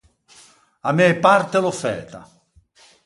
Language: Ligurian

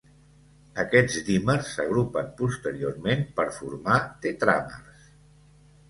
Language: Catalan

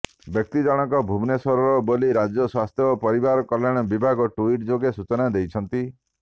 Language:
Odia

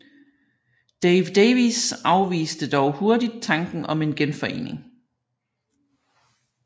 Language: Danish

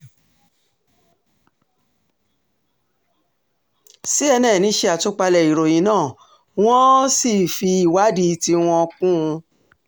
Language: Yoruba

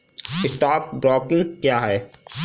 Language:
Hindi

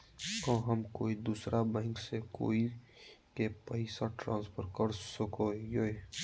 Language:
Magahi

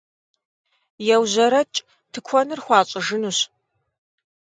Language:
Kabardian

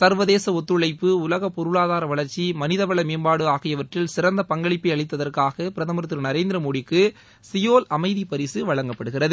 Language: Tamil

